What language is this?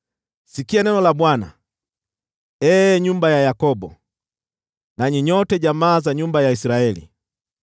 Swahili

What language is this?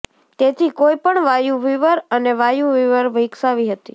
Gujarati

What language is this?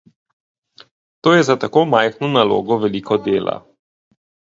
Slovenian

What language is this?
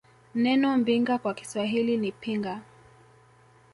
Swahili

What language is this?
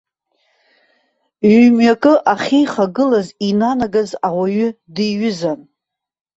Abkhazian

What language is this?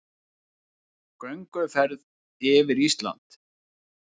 Icelandic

